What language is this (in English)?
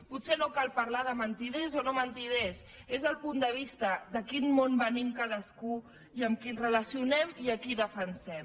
Catalan